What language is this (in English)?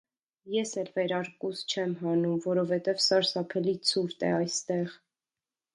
Armenian